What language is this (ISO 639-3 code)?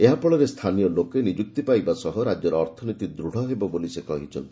ori